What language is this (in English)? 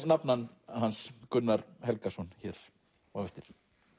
Icelandic